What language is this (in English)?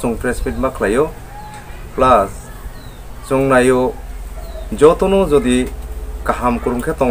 Korean